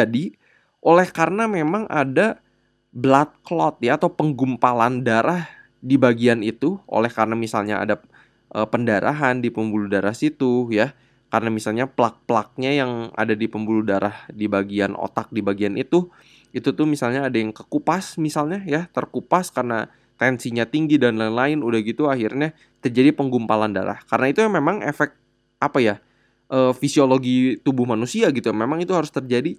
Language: Indonesian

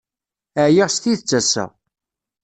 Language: Kabyle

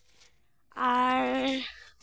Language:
Santali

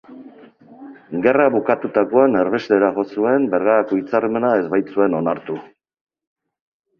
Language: Basque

